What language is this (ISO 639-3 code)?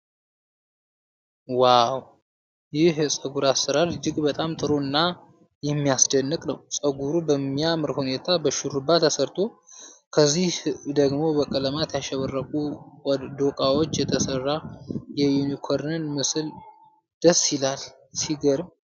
amh